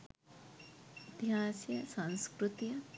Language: Sinhala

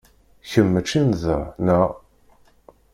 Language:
Kabyle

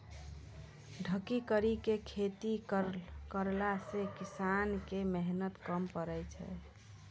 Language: Maithili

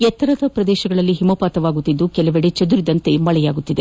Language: Kannada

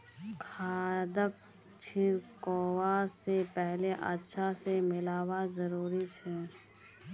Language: Magahi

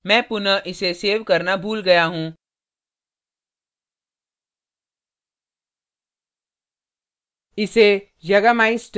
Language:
Hindi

